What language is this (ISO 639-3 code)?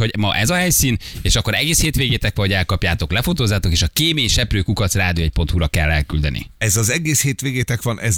hun